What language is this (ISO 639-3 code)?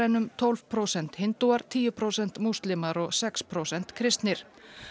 isl